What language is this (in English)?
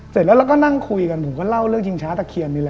Thai